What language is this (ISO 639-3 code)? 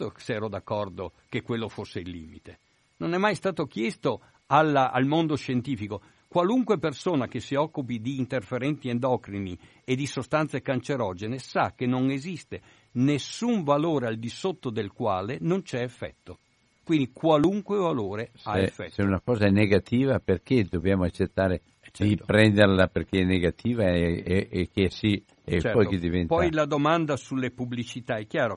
ita